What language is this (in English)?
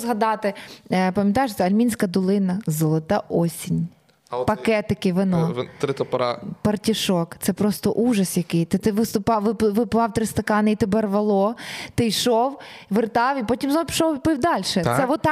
Ukrainian